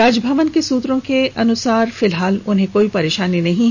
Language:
Hindi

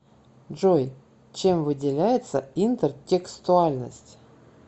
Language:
Russian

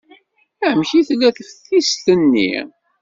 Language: Kabyle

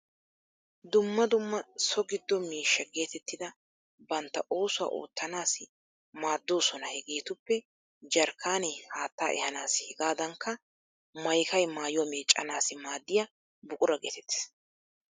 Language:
Wolaytta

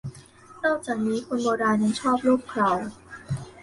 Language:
Thai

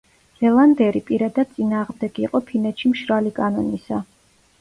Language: Georgian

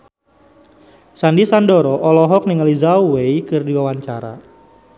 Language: Sundanese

